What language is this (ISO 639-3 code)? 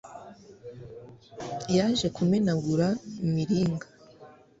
kin